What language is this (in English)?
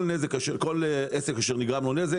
Hebrew